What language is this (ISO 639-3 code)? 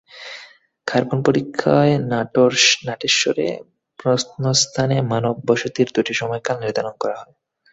ben